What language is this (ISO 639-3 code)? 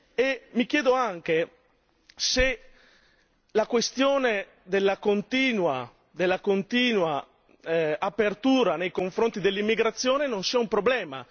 ita